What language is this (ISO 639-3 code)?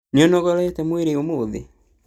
kik